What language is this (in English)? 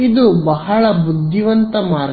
Kannada